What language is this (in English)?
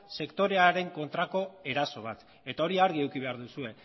Basque